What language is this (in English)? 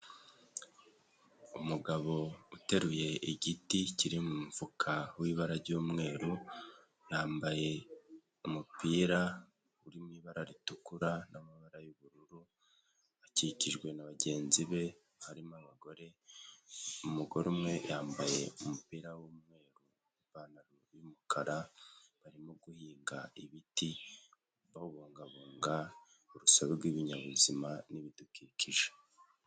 Kinyarwanda